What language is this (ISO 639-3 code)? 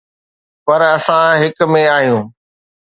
snd